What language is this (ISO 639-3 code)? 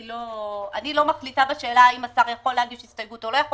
heb